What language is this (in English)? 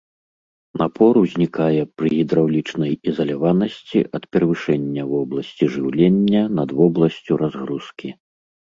Belarusian